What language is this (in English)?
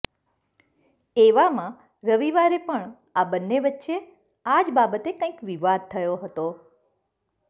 Gujarati